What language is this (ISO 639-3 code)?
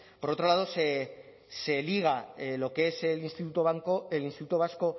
spa